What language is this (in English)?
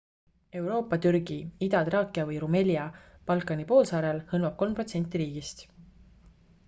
Estonian